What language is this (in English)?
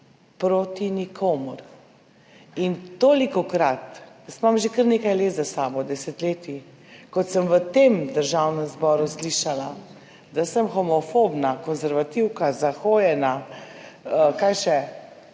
Slovenian